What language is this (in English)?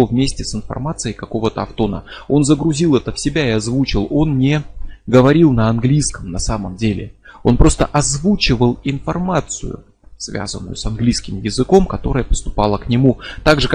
Russian